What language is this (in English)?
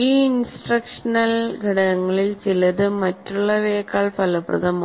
Malayalam